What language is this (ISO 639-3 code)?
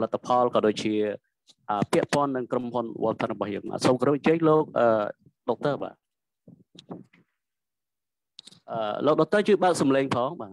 vie